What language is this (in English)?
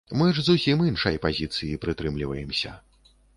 Belarusian